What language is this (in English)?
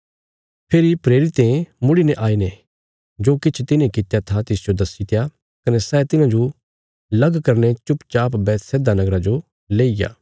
Bilaspuri